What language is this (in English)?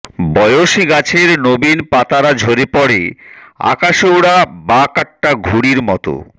Bangla